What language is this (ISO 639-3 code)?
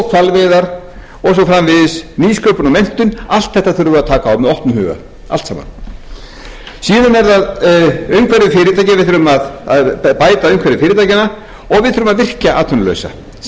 isl